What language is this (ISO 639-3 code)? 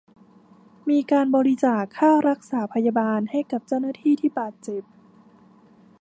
tha